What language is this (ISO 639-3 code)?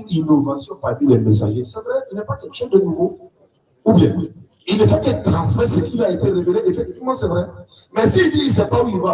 fra